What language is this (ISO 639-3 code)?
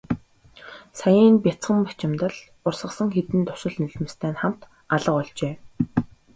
mon